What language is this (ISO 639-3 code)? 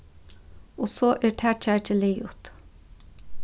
fao